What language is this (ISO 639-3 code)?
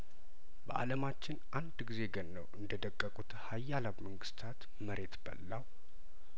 amh